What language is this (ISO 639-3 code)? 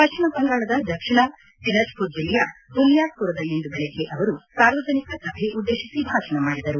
kan